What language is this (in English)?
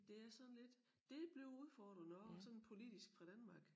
Danish